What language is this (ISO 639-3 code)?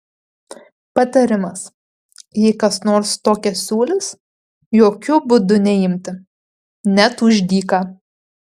lit